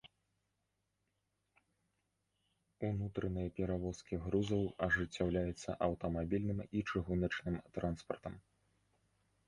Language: Belarusian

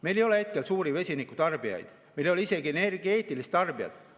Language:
Estonian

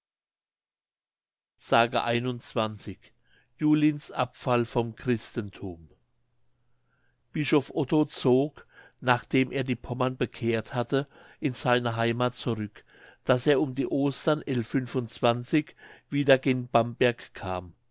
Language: German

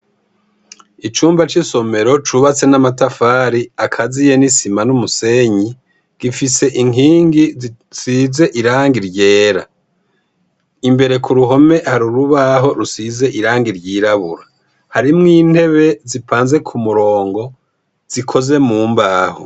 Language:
Rundi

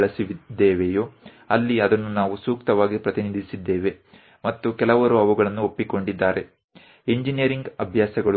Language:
Gujarati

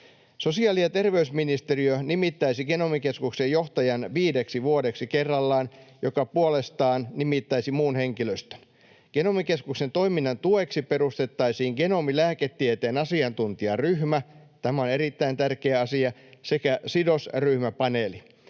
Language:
Finnish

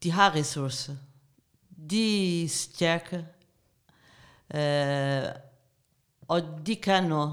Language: Danish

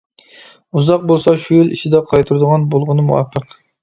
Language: Uyghur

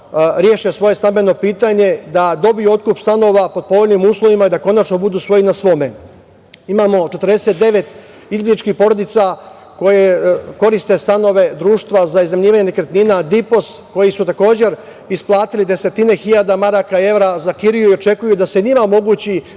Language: Serbian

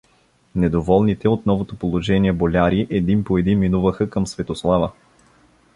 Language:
Bulgarian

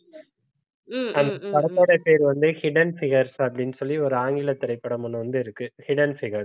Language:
Tamil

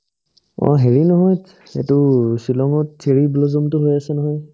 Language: Assamese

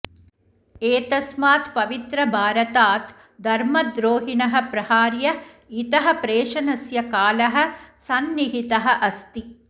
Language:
Sanskrit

